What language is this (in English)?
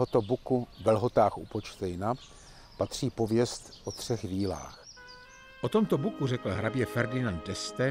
Czech